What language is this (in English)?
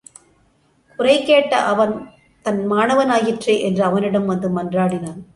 Tamil